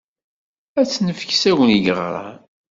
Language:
Kabyle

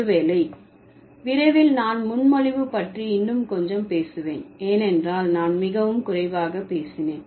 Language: Tamil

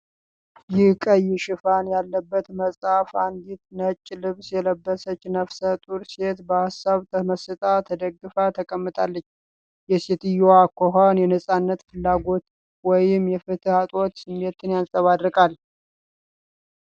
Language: Amharic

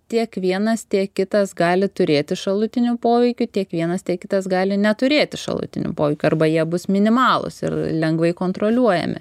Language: Lithuanian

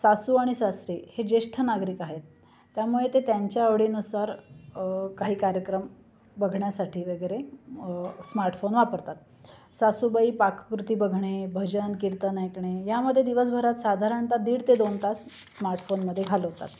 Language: Marathi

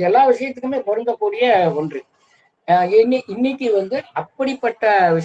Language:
Tamil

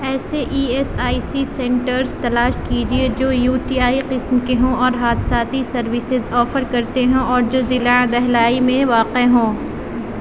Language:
Urdu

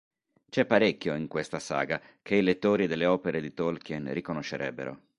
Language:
Italian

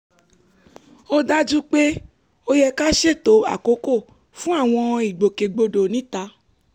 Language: Yoruba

